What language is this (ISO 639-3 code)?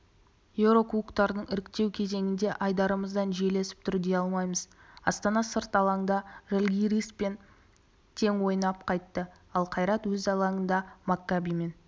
kaz